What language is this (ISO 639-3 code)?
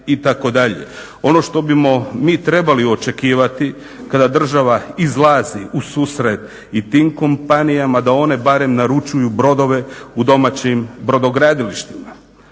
hrv